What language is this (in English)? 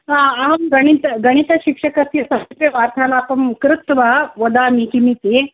Sanskrit